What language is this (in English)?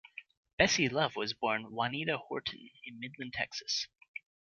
English